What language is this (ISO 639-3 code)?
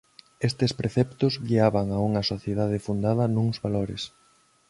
glg